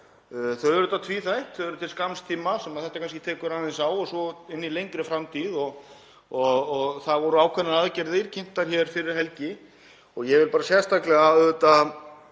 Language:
Icelandic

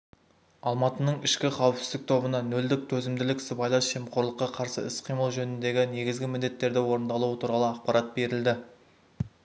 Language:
Kazakh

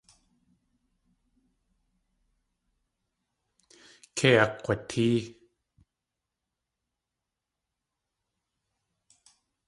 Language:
Tlingit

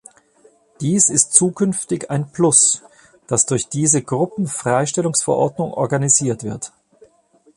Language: German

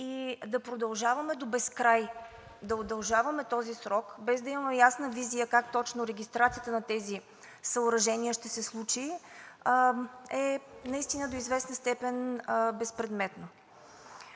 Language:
Bulgarian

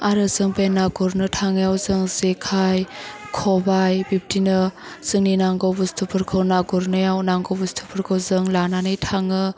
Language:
Bodo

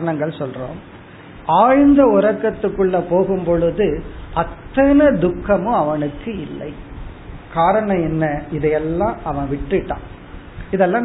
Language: Tamil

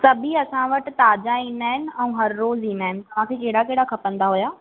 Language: Sindhi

